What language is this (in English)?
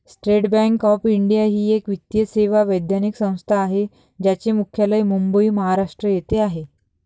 Marathi